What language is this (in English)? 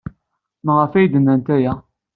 Kabyle